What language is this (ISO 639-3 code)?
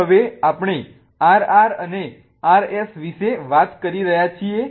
guj